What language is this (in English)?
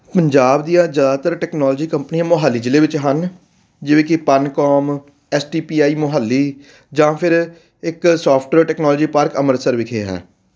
Punjabi